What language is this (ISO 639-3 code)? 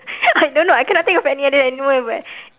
eng